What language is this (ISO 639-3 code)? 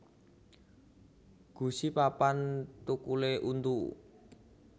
jav